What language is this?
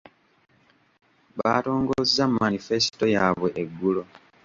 Ganda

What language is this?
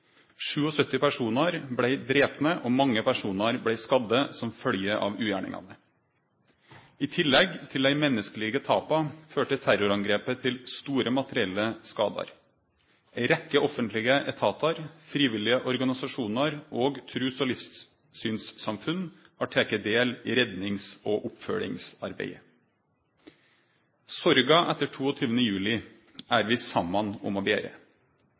Norwegian Nynorsk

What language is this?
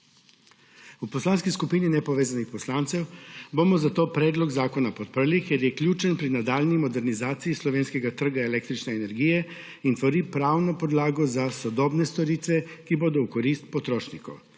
Slovenian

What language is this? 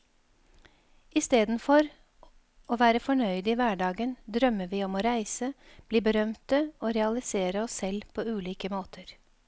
Norwegian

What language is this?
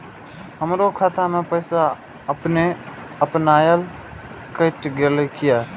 Maithili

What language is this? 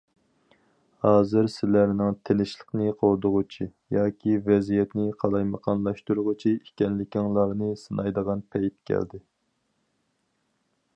Uyghur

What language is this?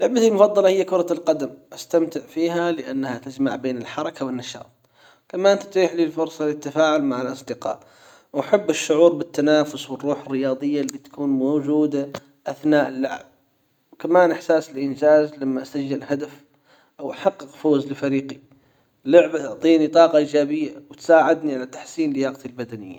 Hijazi Arabic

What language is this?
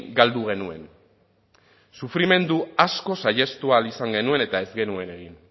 Basque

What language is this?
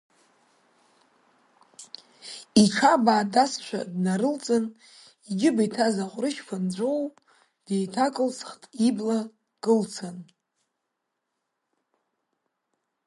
Abkhazian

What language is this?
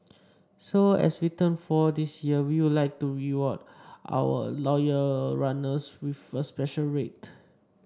English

